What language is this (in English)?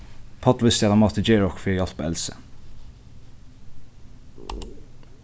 Faroese